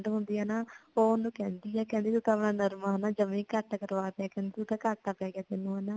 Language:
Punjabi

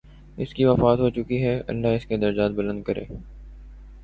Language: Urdu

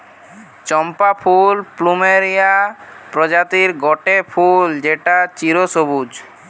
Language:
Bangla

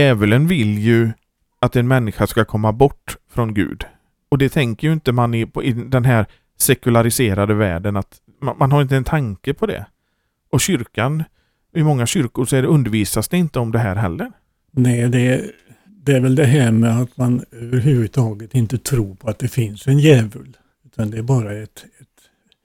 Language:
Swedish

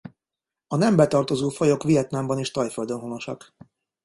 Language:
Hungarian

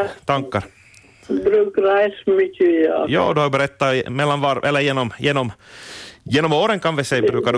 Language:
Swedish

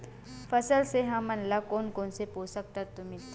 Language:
Chhattisgarhi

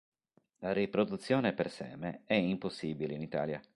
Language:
Italian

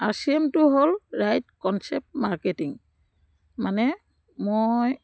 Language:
Assamese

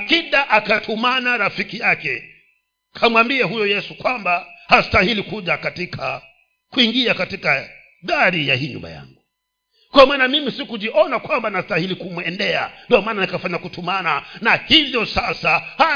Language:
Swahili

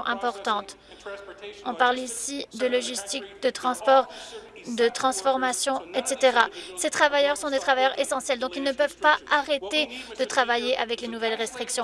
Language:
French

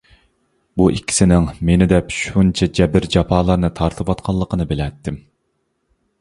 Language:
Uyghur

